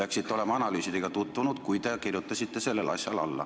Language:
Estonian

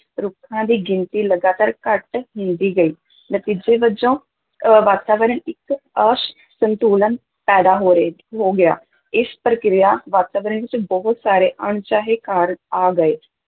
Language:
Punjabi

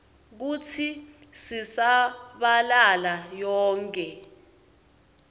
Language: Swati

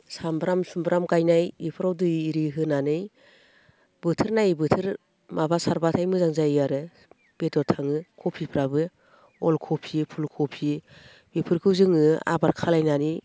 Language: Bodo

